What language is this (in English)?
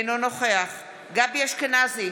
Hebrew